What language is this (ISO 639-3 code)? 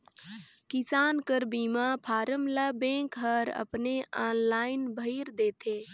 hne